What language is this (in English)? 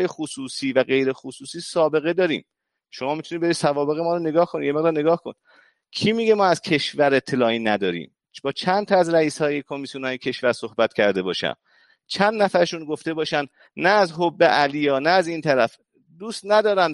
Persian